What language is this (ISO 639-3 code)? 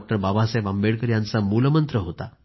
mar